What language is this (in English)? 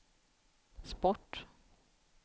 Swedish